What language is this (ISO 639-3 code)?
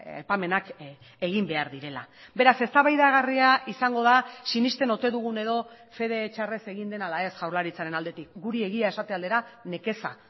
eus